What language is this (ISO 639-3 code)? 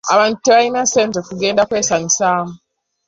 lug